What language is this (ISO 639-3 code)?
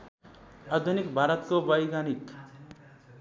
nep